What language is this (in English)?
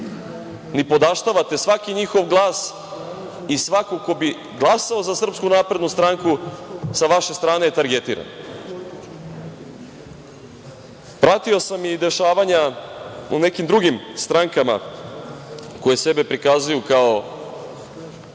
Serbian